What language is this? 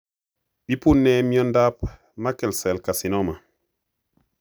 Kalenjin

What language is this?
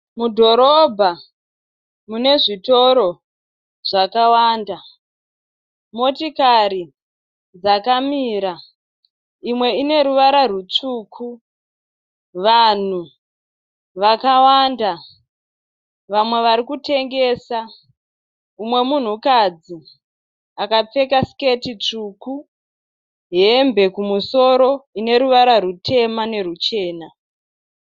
Shona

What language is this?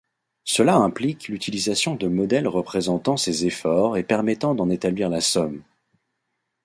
French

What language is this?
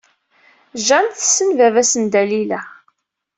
Kabyle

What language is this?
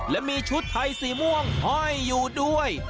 Thai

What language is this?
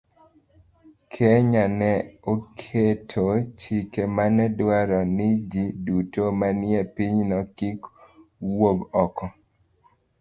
Luo (Kenya and Tanzania)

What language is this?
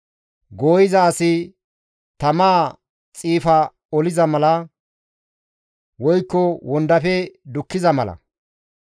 Gamo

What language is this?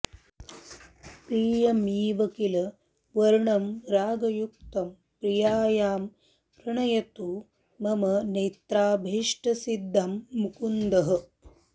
Sanskrit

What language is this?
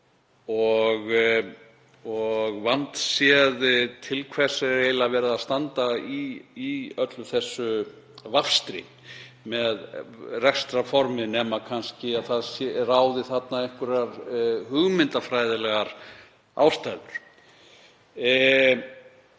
Icelandic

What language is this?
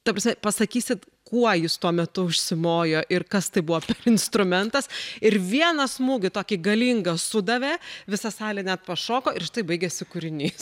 Lithuanian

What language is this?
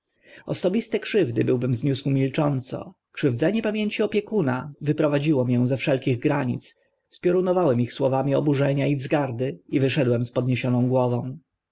Polish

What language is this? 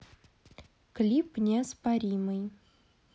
Russian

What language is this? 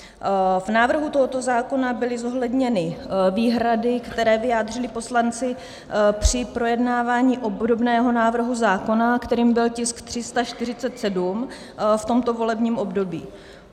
Czech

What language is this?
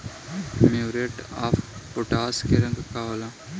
Bhojpuri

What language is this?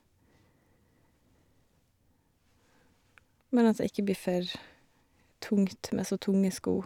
Norwegian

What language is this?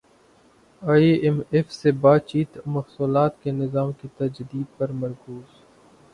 Urdu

